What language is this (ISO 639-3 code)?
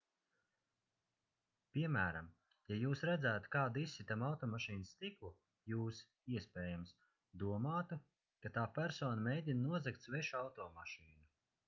lav